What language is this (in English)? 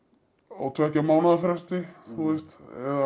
Icelandic